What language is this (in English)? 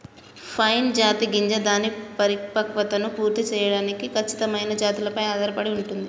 Telugu